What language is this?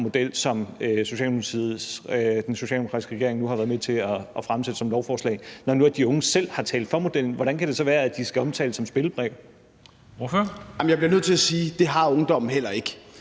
Danish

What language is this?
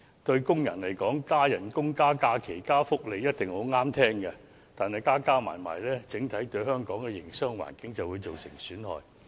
Cantonese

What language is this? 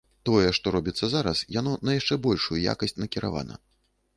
Belarusian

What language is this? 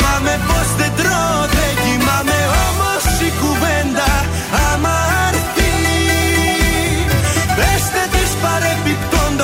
Greek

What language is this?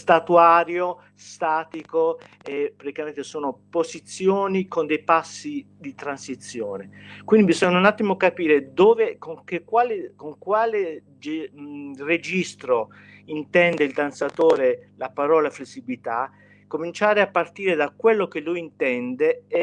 Italian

